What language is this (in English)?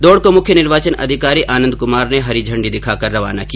Hindi